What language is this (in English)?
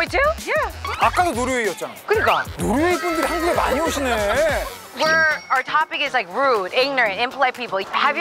Korean